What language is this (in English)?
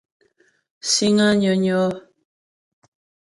Ghomala